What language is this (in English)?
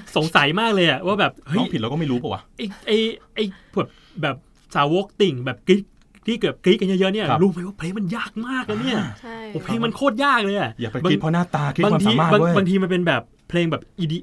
Thai